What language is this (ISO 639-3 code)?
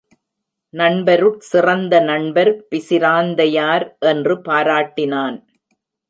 tam